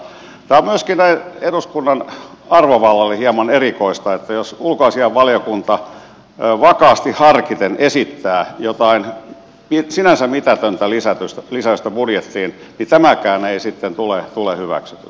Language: Finnish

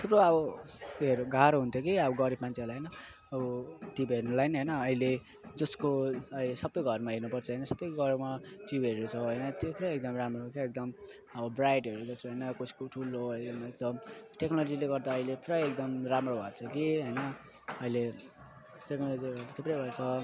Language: Nepali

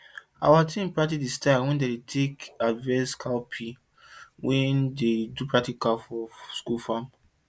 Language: Nigerian Pidgin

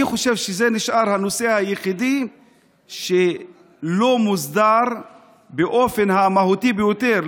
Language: Hebrew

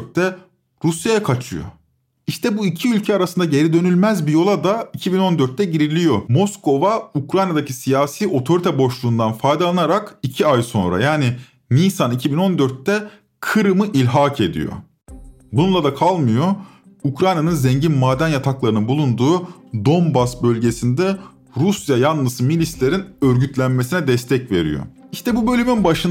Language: Turkish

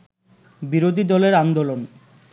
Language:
Bangla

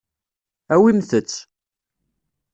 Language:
Kabyle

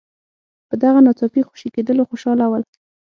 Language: Pashto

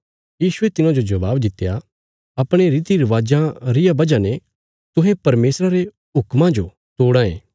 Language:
Bilaspuri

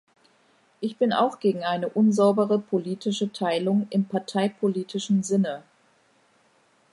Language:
German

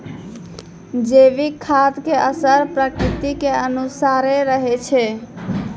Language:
Maithili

